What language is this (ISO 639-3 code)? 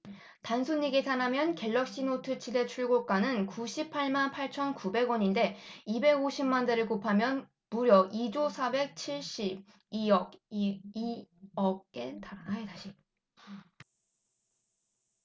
kor